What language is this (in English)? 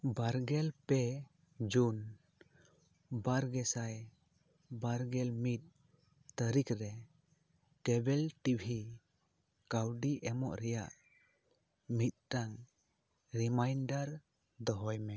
Santali